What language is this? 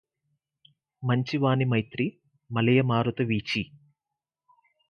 Telugu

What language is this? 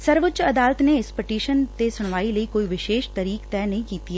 Punjabi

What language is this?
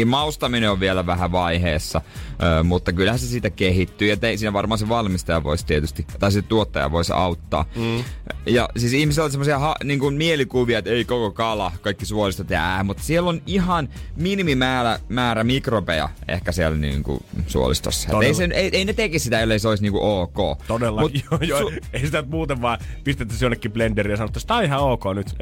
Finnish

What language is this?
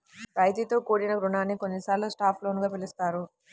Telugu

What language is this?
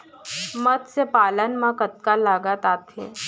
Chhattisgarhi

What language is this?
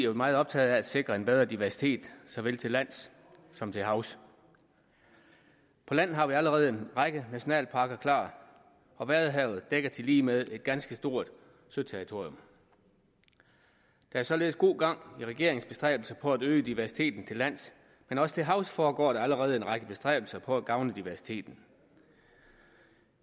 Danish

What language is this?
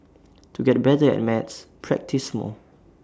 English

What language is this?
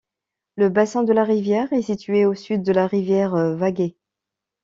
French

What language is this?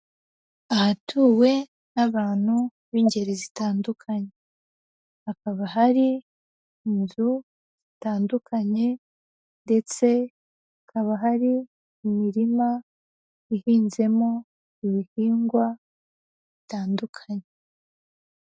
Kinyarwanda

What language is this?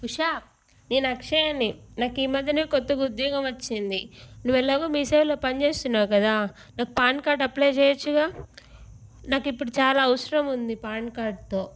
Telugu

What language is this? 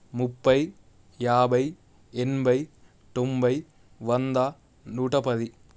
Telugu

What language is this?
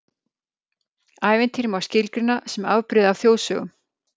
Icelandic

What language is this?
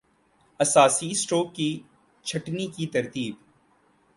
Urdu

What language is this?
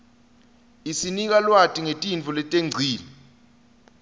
Swati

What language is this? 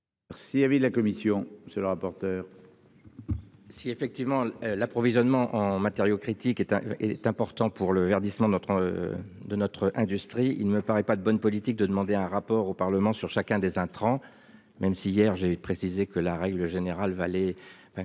French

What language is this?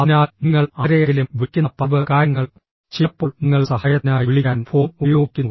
Malayalam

